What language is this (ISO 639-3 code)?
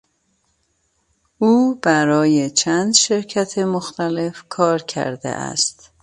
fas